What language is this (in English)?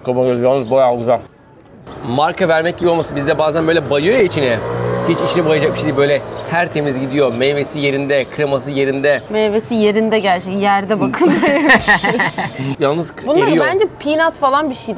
Turkish